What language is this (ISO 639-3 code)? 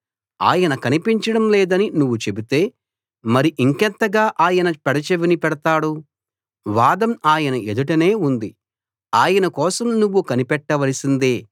tel